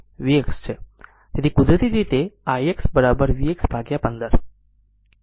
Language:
Gujarati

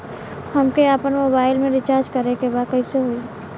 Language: Bhojpuri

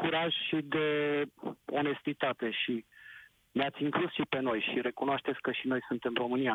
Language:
Romanian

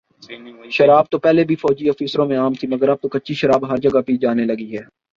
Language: Urdu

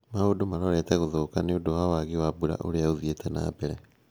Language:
Kikuyu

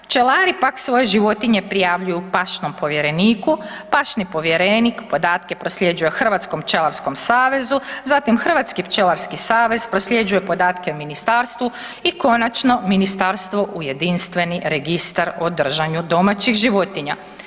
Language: Croatian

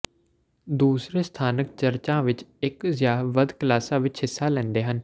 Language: Punjabi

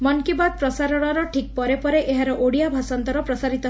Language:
Odia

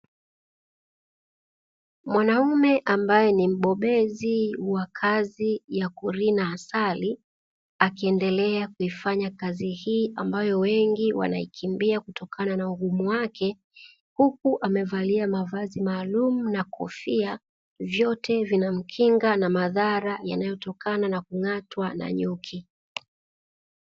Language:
Swahili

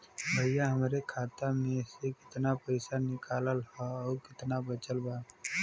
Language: Bhojpuri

